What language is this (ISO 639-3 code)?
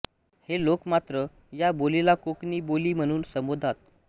mar